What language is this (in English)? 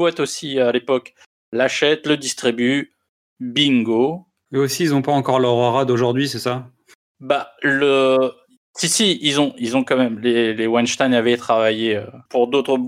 French